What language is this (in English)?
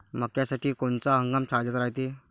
Marathi